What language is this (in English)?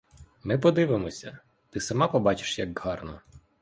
Ukrainian